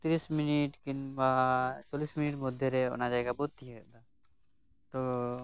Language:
Santali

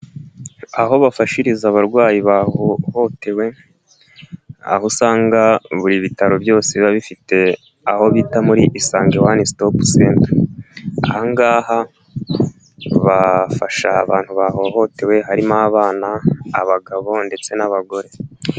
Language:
Kinyarwanda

